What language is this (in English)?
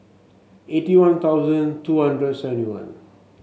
English